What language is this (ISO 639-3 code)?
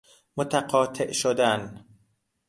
fas